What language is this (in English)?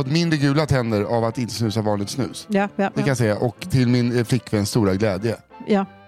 Swedish